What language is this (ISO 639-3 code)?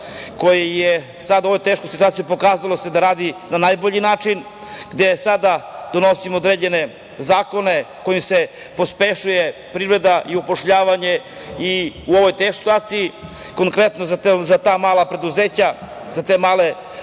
srp